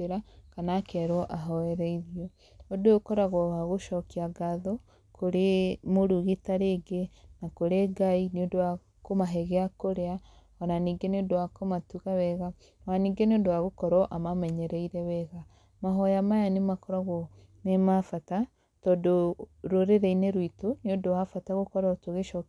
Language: Kikuyu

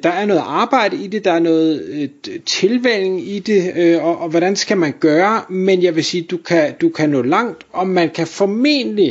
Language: Danish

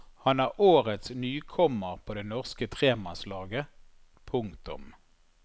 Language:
Norwegian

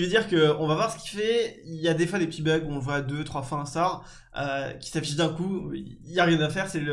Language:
French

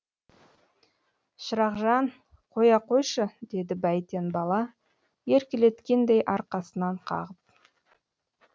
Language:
Kazakh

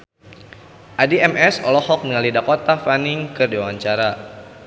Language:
Sundanese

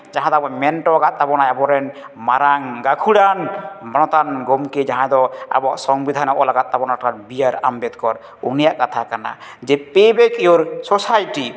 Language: Santali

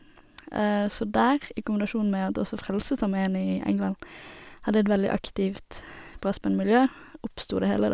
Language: Norwegian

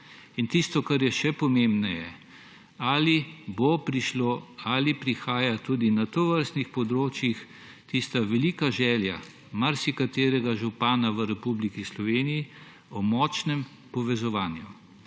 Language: Slovenian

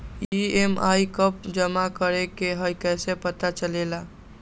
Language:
Magahi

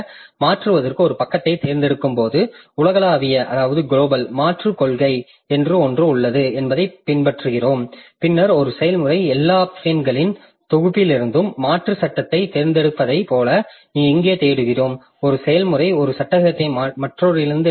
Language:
Tamil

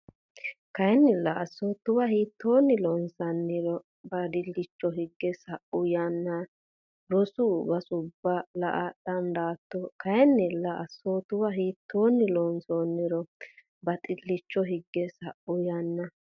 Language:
Sidamo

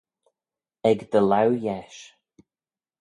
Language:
Manx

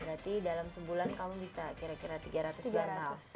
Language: Indonesian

